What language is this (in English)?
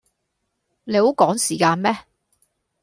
Cantonese